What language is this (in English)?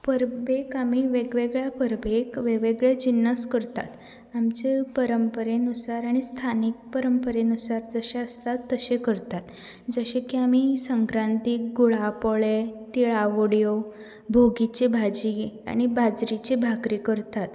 Konkani